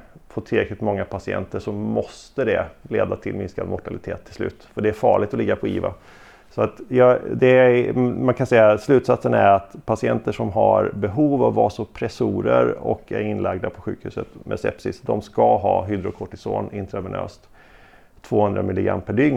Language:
Swedish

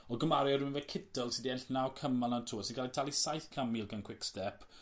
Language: Welsh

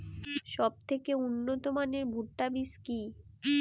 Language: Bangla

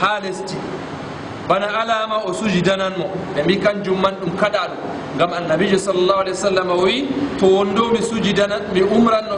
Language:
Arabic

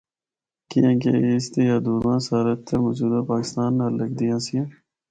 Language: Northern Hindko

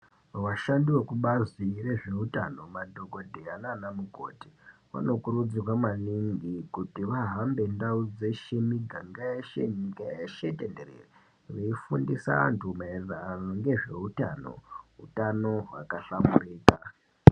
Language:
Ndau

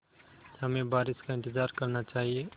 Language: Hindi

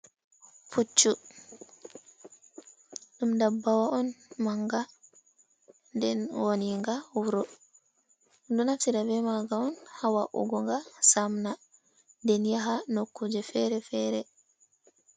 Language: Fula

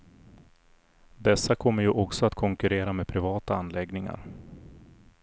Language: Swedish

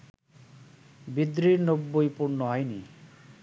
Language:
Bangla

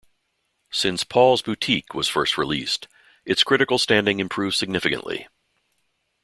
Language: English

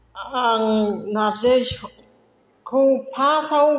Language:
Bodo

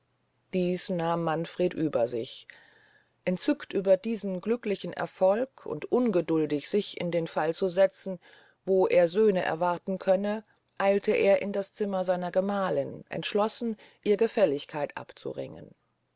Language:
German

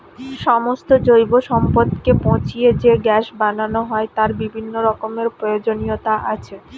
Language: Bangla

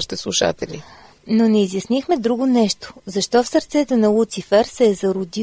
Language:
Bulgarian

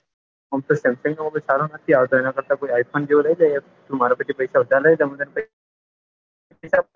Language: Gujarati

